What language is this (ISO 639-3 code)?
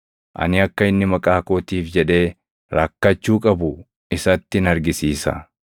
orm